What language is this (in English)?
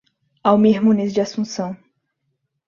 Portuguese